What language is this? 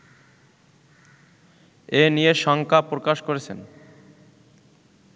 Bangla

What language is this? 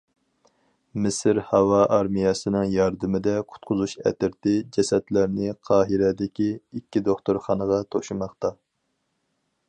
Uyghur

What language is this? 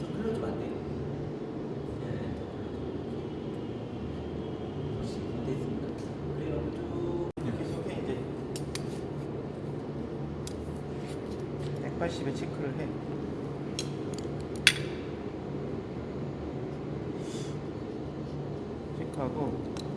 Korean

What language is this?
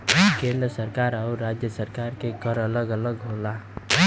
Bhojpuri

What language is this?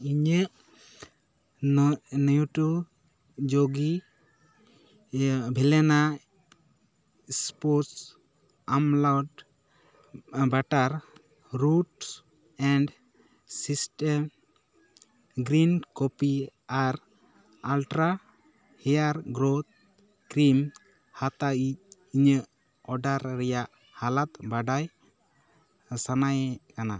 Santali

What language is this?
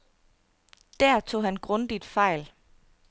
Danish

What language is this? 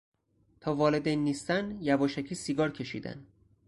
Persian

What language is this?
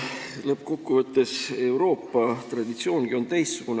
Estonian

